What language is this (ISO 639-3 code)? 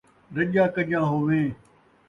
skr